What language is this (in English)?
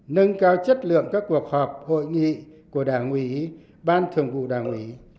Vietnamese